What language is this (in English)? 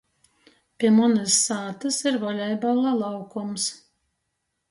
Latgalian